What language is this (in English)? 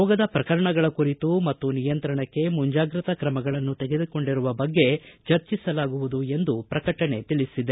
Kannada